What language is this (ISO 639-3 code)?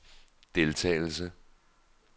dan